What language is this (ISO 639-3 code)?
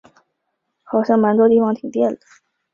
zho